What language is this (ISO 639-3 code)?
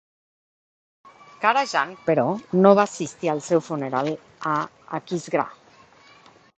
cat